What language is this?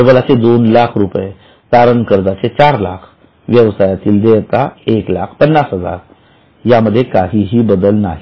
Marathi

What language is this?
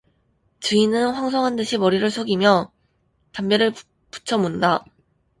Korean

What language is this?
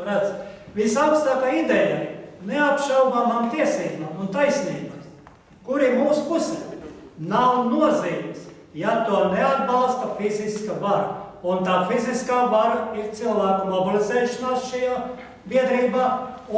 Portuguese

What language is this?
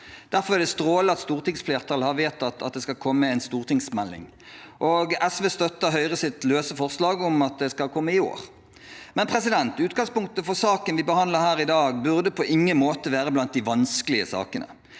Norwegian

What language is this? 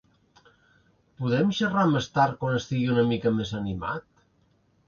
Catalan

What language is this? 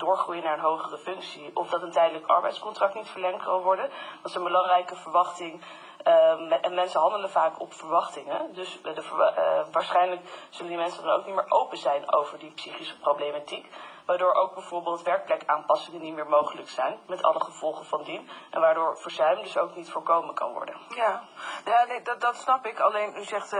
Dutch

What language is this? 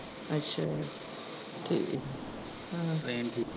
Punjabi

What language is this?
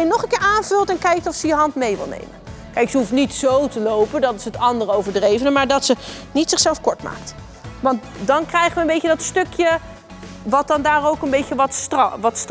Dutch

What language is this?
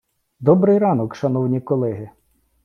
Ukrainian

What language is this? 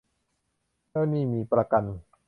Thai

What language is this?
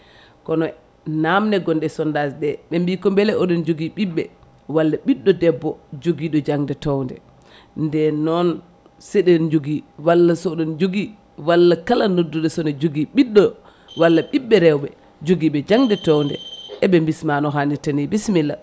Fula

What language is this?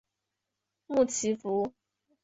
Chinese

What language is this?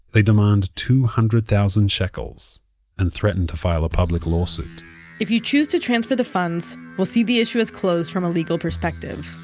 English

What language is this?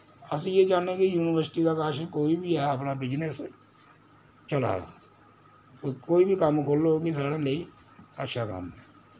Dogri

